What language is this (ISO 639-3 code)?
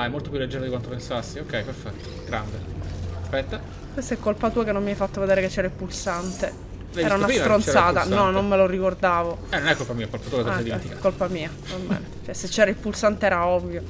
ita